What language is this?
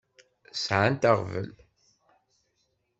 Kabyle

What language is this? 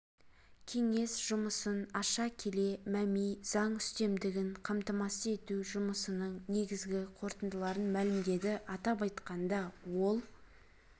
Kazakh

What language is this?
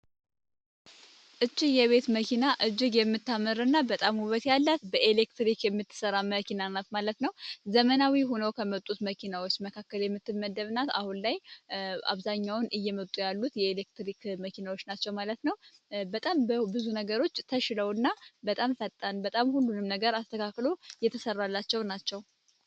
Amharic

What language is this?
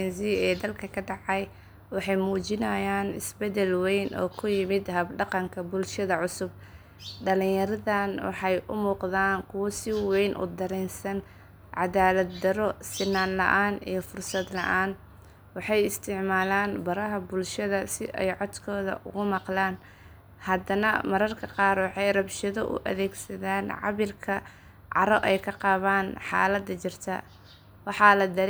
Somali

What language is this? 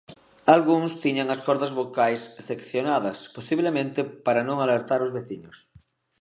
Galician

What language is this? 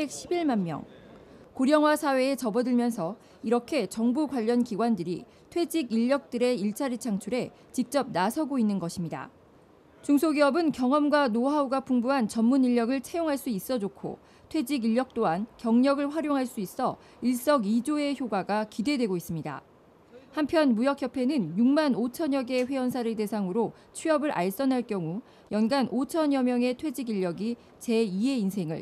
Korean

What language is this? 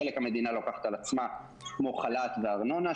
Hebrew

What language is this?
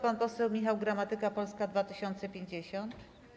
Polish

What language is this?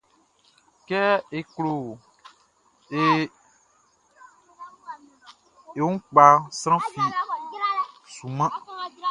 Baoulé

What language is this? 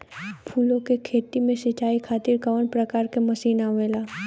Bhojpuri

